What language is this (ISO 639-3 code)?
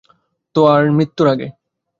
ben